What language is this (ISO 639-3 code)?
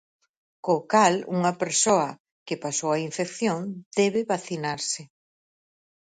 glg